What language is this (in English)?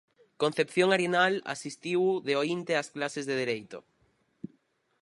Galician